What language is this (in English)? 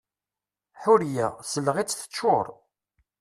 Kabyle